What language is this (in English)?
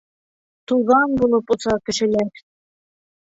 Bashkir